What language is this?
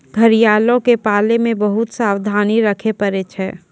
Maithili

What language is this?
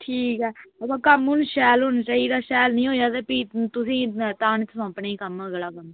Dogri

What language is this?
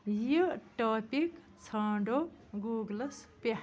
Kashmiri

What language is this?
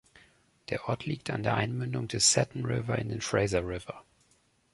German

